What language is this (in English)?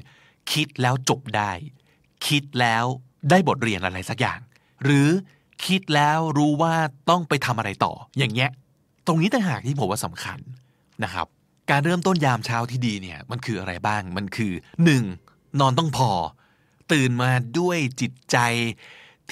Thai